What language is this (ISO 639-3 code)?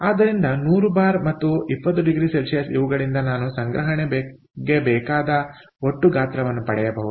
kan